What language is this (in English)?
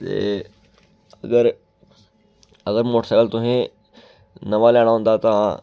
Dogri